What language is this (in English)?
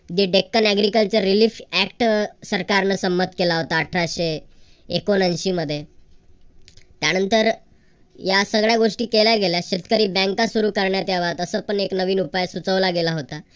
Marathi